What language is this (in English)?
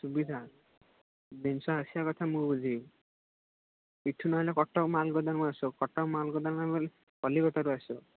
Odia